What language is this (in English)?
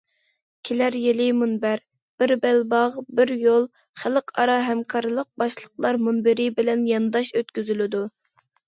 Uyghur